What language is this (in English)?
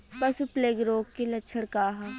Bhojpuri